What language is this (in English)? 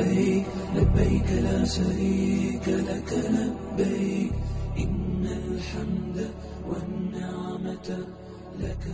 Indonesian